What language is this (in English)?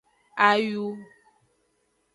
Aja (Benin)